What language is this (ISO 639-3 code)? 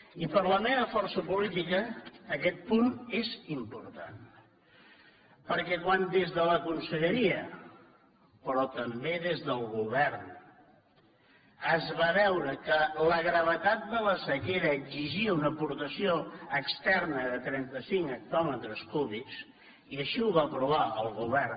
cat